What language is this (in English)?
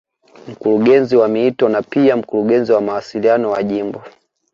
Swahili